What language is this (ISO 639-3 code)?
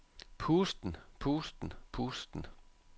dan